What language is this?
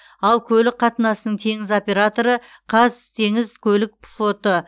Kazakh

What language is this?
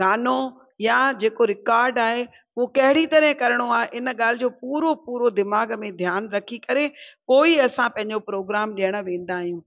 Sindhi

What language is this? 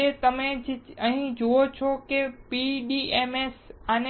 Gujarati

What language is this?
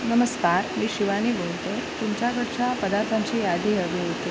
Marathi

